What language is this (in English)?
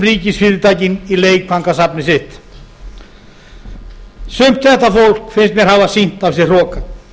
Icelandic